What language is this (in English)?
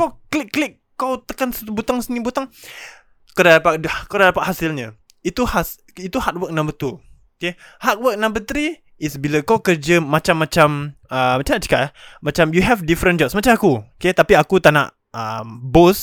Malay